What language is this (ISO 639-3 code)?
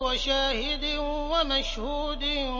ara